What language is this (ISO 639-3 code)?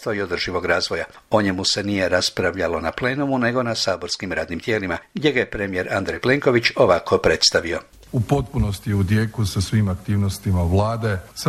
hrv